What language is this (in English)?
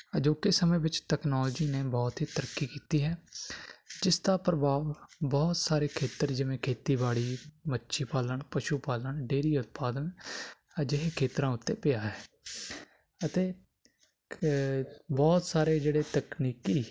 Punjabi